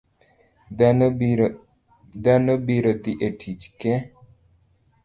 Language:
Luo (Kenya and Tanzania)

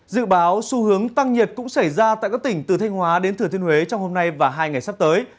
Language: Vietnamese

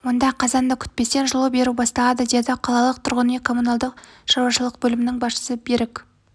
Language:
Kazakh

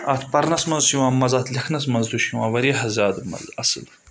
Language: Kashmiri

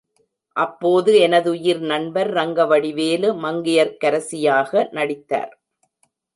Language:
Tamil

